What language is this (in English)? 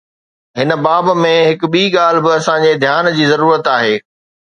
Sindhi